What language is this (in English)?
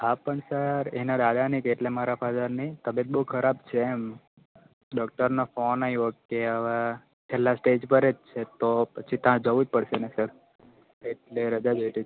Gujarati